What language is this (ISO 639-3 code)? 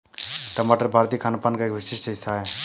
hin